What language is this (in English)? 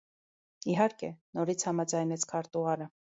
Armenian